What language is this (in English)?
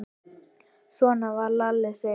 Icelandic